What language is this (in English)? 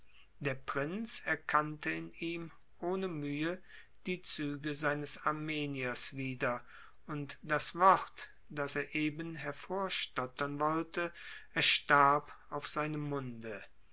German